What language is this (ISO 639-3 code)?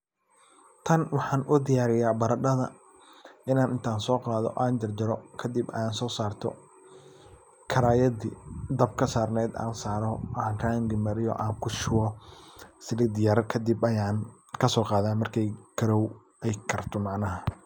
som